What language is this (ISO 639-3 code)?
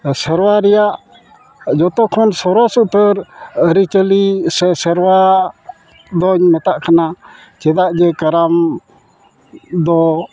sat